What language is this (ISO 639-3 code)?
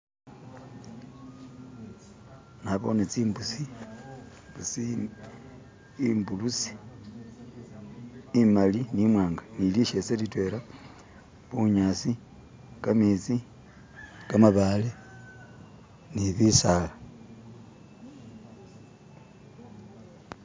myx